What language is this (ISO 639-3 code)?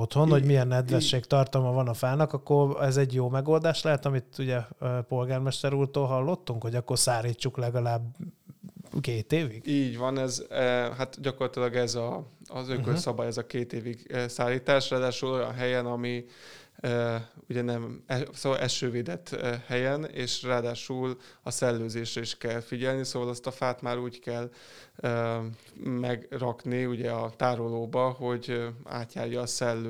hun